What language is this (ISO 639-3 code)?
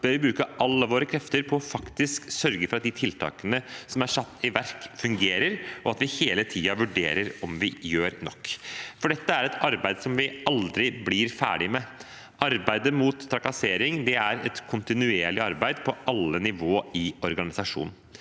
nor